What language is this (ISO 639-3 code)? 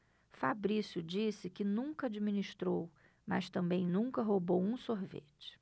por